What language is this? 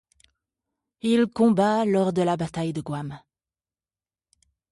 French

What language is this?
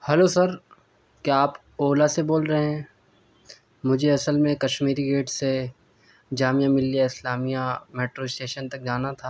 Urdu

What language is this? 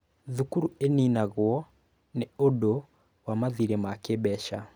Kikuyu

